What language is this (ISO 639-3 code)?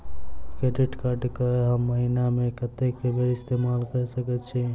mai